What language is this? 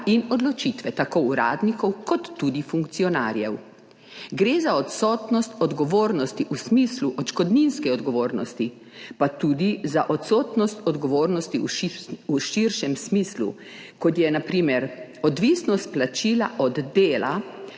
Slovenian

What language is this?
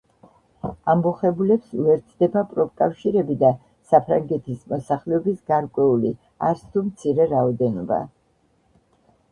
Georgian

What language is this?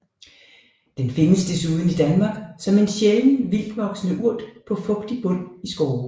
Danish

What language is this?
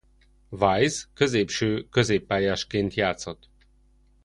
Hungarian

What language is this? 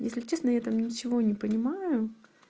Russian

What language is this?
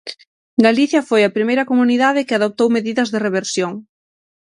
Galician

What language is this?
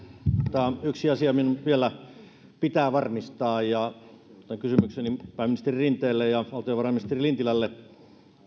Finnish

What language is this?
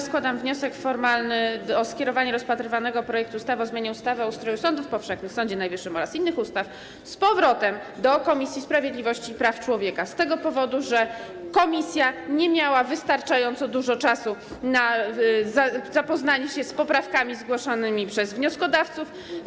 Polish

